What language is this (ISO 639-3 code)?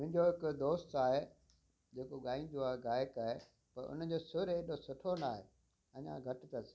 snd